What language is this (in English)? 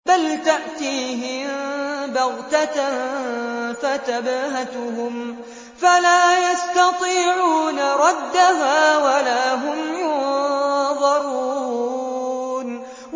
Arabic